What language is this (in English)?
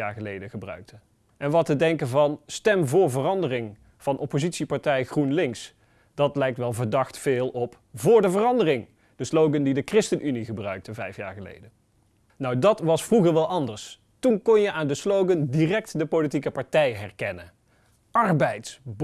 Dutch